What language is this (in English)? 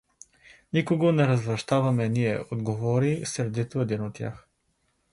Bulgarian